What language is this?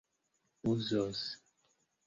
Esperanto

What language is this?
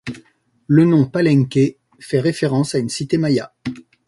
French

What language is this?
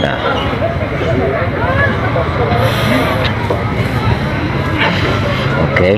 Indonesian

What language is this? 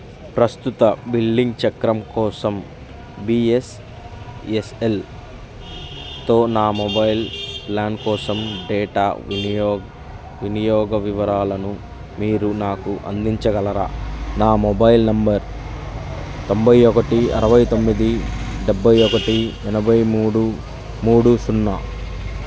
Telugu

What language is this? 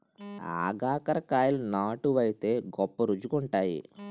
Telugu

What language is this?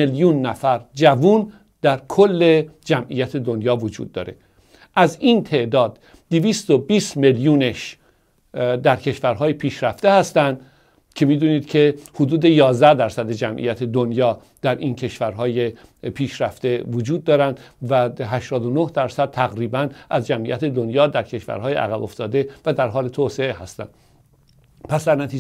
Persian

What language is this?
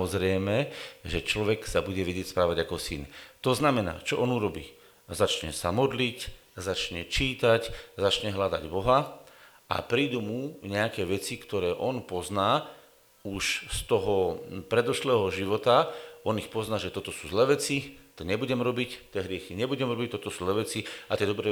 Slovak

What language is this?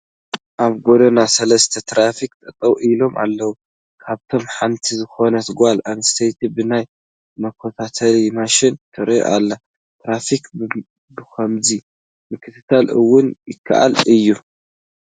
Tigrinya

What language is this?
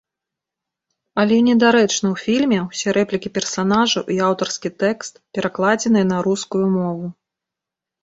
Belarusian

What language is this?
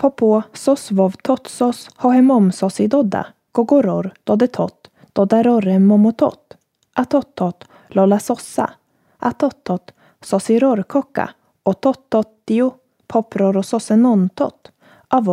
Swedish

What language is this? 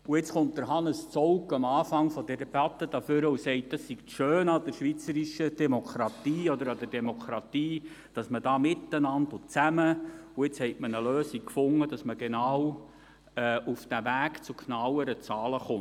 Swiss German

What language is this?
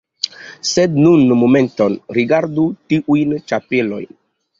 Esperanto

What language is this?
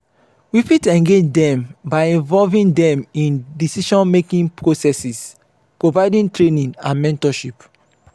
Nigerian Pidgin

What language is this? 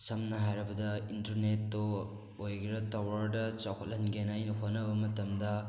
Manipuri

